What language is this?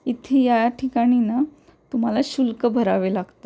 Marathi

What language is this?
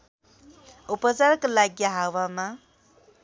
Nepali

